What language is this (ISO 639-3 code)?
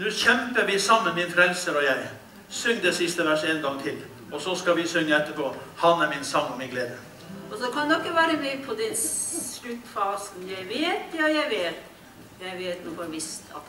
nor